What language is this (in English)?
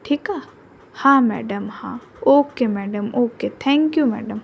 Sindhi